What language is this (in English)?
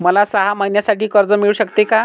Marathi